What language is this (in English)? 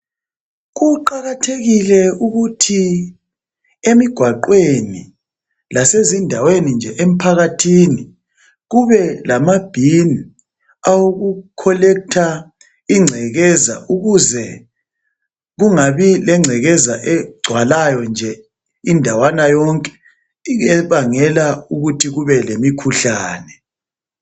North Ndebele